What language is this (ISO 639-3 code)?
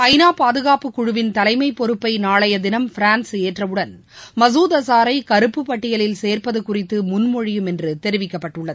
tam